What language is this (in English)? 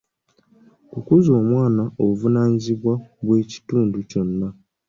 Ganda